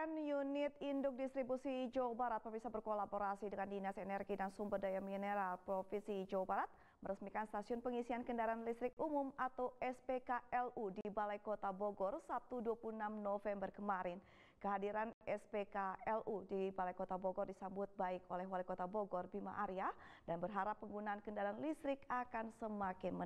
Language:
Indonesian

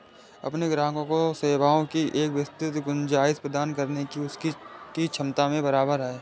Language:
Hindi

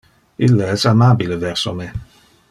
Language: Interlingua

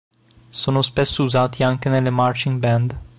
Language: Italian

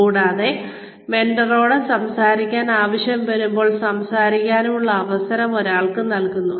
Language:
Malayalam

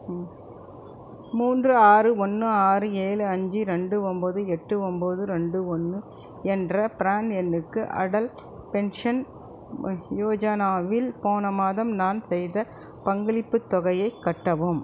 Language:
Tamil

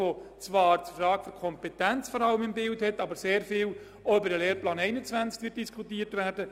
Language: Swiss German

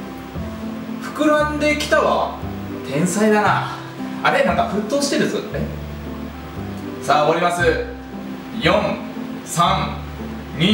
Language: Japanese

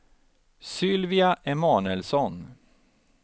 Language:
Swedish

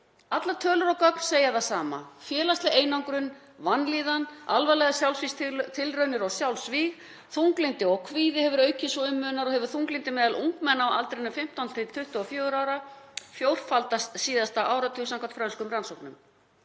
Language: Icelandic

